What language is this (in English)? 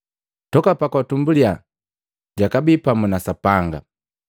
Matengo